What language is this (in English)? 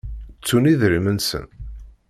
Kabyle